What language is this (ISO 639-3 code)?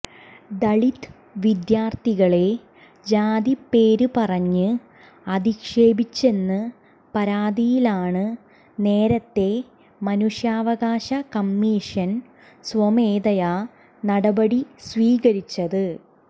mal